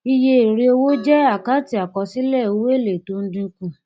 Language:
Yoruba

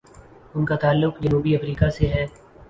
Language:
Urdu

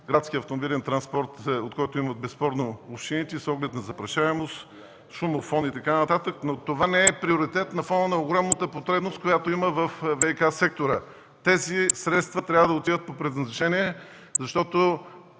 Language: Bulgarian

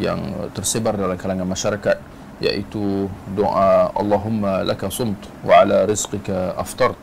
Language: Malay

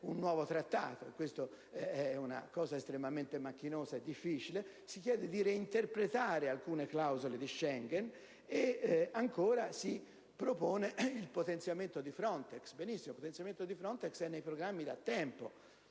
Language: Italian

